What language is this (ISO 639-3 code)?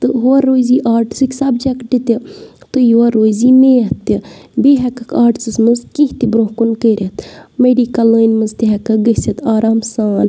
kas